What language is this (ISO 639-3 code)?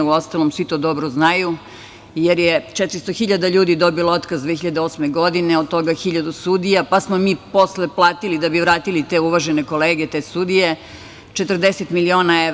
srp